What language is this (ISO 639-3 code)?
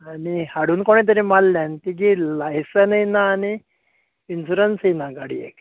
kok